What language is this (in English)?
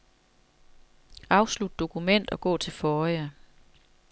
Danish